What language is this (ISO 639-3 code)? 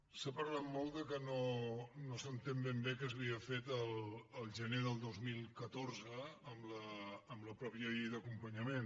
cat